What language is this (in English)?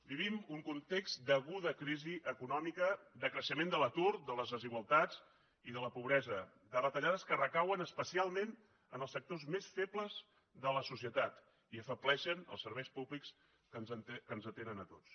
Catalan